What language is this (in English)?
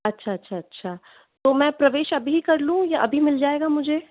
Hindi